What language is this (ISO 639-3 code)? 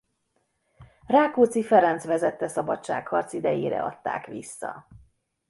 hun